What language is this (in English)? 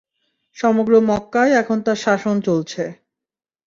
Bangla